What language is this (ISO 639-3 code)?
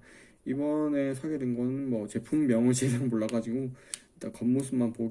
kor